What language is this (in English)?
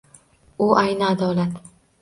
Uzbek